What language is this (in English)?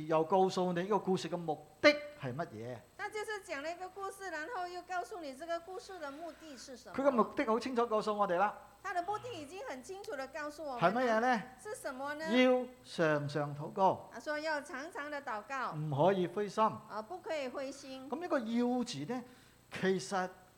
Chinese